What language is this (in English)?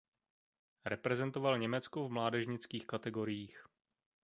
Czech